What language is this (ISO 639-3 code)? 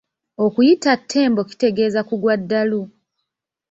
lug